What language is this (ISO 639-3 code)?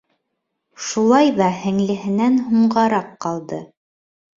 bak